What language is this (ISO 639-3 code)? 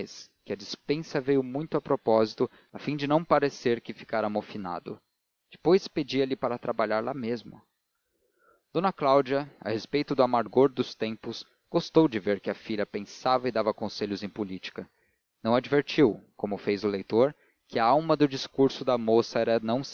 por